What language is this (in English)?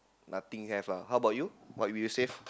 English